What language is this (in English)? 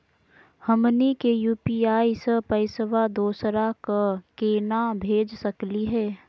Magahi